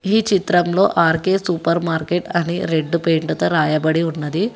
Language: Telugu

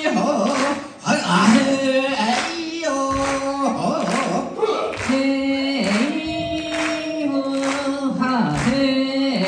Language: Korean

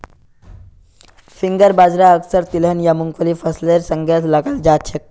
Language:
Magahi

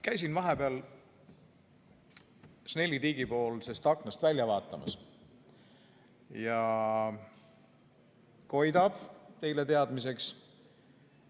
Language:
Estonian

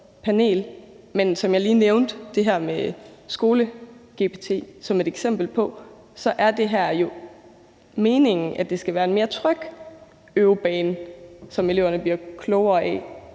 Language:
Danish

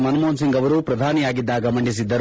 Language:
Kannada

